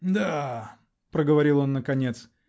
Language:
Russian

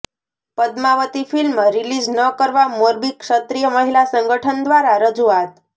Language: Gujarati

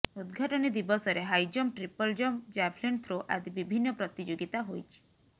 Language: Odia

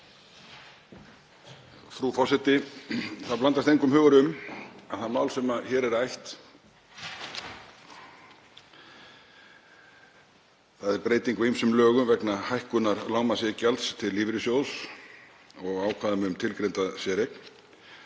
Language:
Icelandic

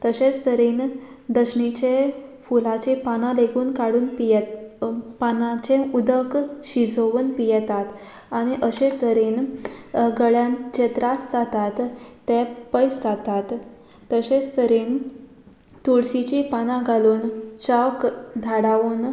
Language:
Konkani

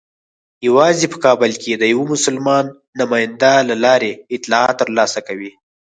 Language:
Pashto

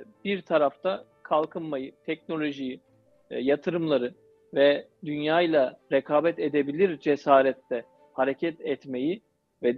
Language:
Turkish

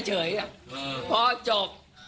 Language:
Thai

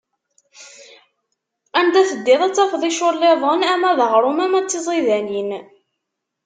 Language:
Kabyle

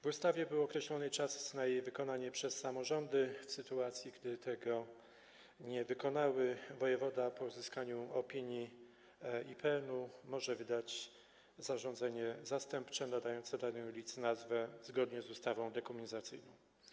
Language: Polish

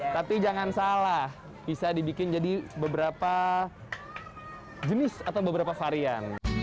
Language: Indonesian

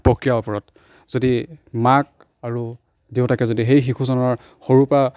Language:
Assamese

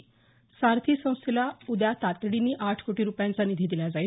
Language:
Marathi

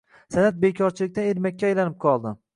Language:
Uzbek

